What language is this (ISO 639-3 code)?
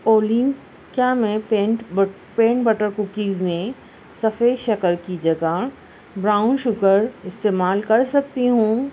urd